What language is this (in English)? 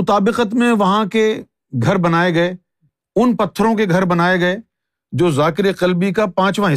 Urdu